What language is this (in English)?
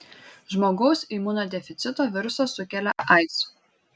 Lithuanian